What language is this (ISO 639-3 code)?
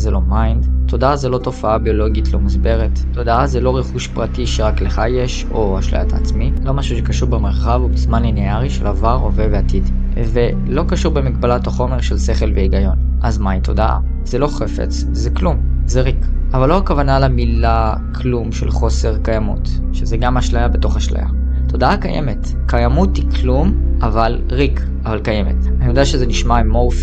heb